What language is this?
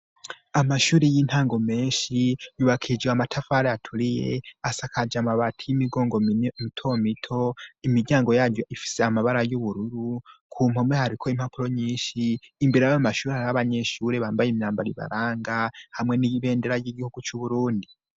Rundi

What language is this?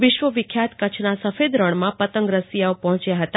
Gujarati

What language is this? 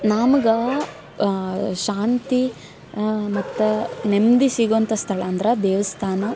Kannada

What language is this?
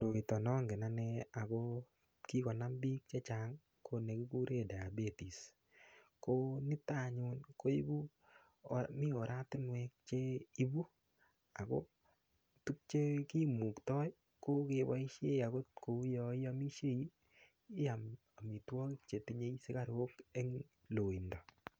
Kalenjin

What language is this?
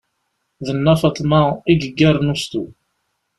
Kabyle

